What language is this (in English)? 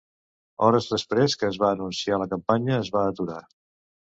Catalan